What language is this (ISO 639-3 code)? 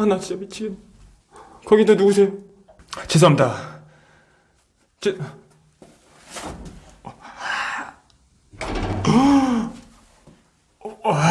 kor